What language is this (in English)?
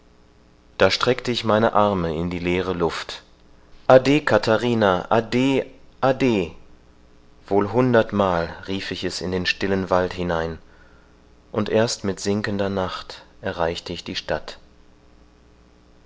German